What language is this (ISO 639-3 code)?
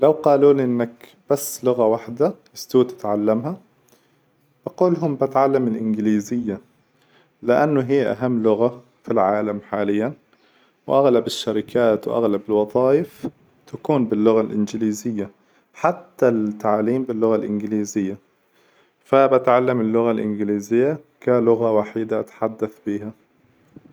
acw